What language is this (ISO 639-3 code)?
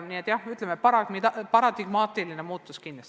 est